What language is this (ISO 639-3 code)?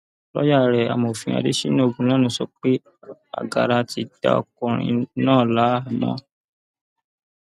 yor